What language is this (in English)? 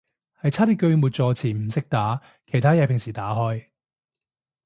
Cantonese